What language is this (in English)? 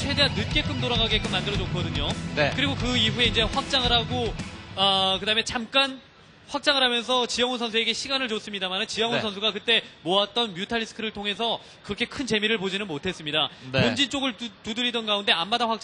Korean